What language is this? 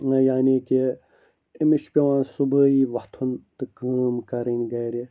Kashmiri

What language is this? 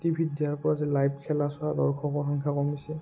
Assamese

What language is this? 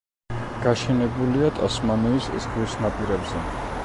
Georgian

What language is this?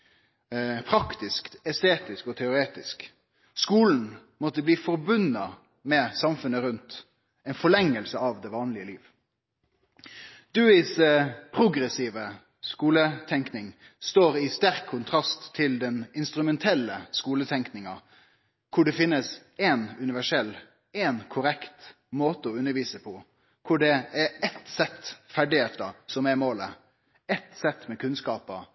Norwegian Nynorsk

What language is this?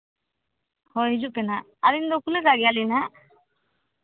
Santali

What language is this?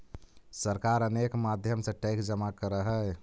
Magahi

